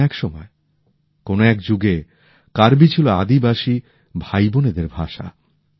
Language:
Bangla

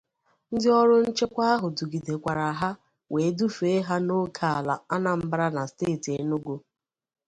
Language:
Igbo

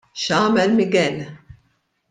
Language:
Maltese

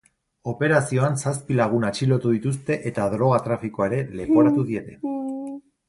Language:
Basque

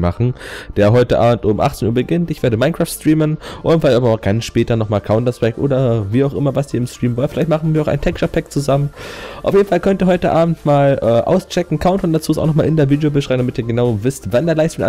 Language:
German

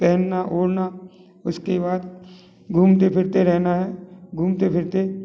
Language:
Hindi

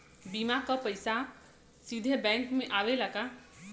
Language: Bhojpuri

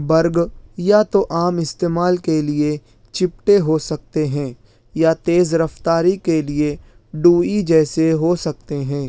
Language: Urdu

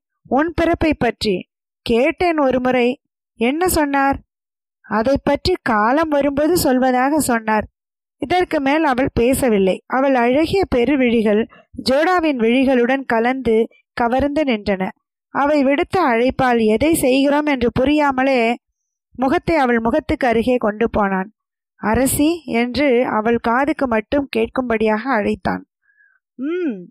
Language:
Tamil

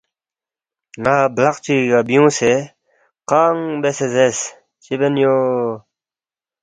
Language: Balti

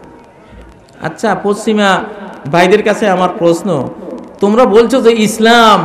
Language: Arabic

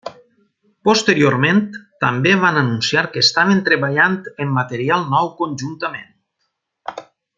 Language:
Catalan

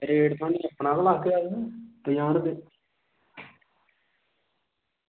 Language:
Dogri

